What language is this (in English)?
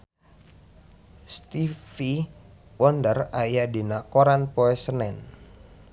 Sundanese